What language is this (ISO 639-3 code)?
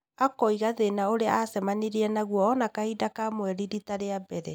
kik